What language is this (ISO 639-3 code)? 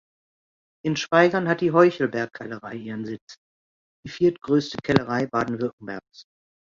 deu